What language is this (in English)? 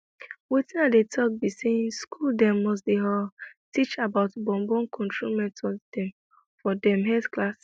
Nigerian Pidgin